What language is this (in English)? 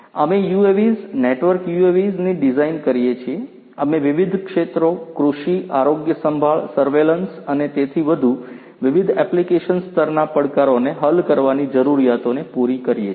Gujarati